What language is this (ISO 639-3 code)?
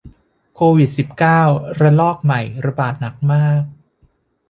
tha